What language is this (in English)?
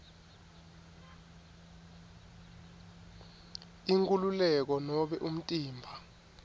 Swati